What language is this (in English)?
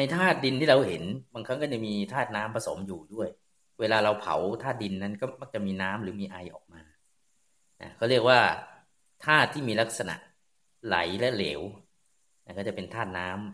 Thai